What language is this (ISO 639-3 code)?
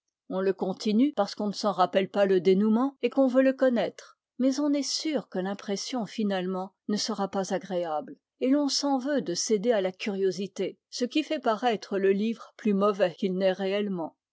fra